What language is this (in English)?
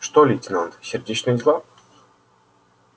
Russian